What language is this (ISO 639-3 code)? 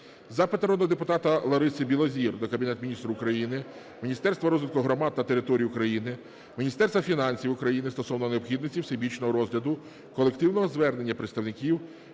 ukr